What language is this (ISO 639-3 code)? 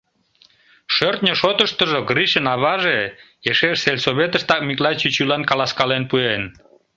chm